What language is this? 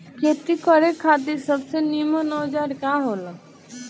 Bhojpuri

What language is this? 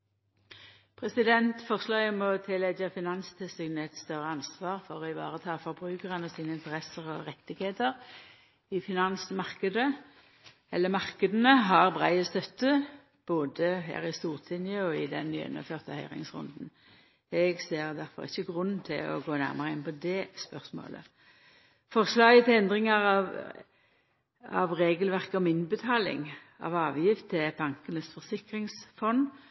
Norwegian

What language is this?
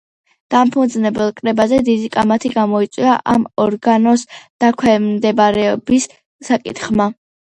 Georgian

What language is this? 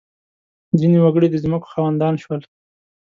Pashto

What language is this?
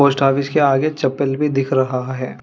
Hindi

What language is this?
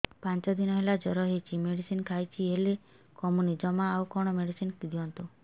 Odia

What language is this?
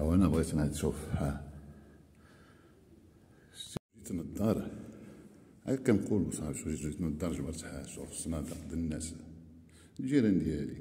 Arabic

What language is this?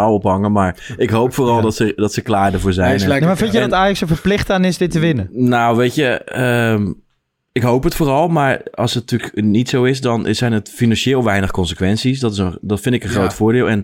Dutch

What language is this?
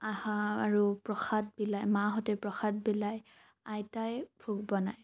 Assamese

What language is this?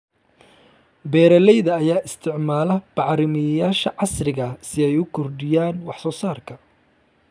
Somali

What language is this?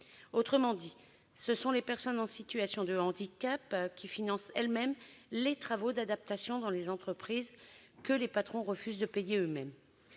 French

